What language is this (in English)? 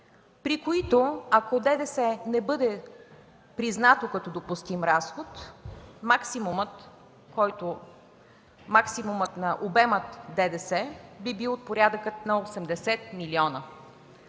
Bulgarian